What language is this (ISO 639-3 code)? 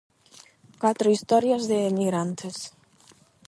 glg